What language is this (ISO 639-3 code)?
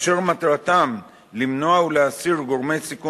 heb